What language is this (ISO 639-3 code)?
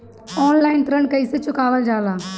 bho